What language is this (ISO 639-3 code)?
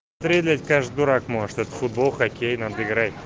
rus